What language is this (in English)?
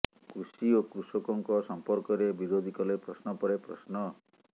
Odia